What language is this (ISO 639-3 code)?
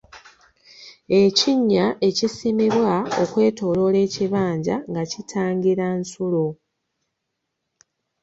lug